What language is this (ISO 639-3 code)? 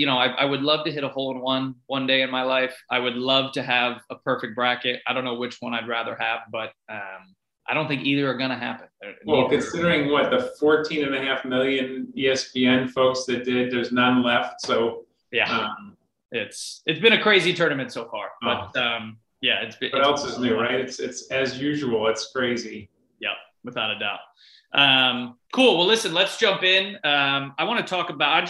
eng